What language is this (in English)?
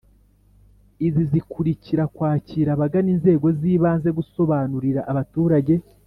Kinyarwanda